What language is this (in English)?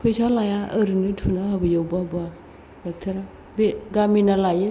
Bodo